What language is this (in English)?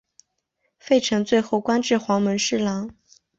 Chinese